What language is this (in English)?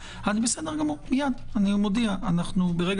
Hebrew